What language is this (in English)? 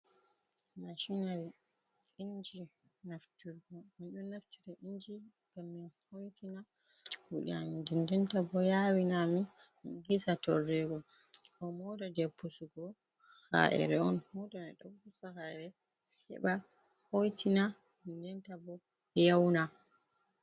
Fula